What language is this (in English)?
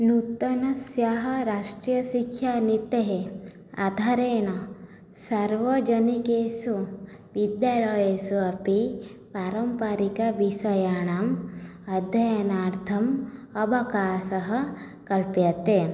Sanskrit